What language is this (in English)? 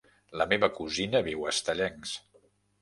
Catalan